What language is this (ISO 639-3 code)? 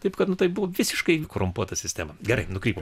lit